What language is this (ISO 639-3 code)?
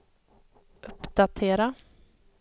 swe